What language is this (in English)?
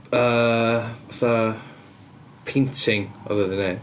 Welsh